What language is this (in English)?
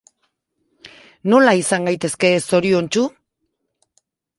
Basque